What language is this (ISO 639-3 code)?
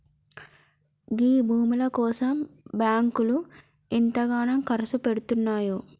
tel